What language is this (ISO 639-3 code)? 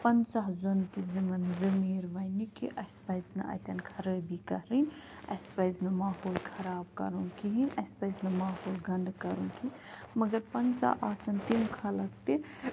kas